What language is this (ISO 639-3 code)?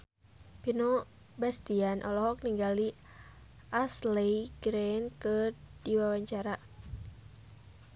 sun